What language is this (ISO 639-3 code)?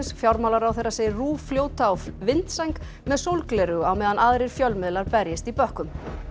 isl